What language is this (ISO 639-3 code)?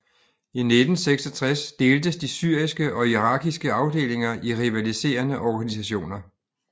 dan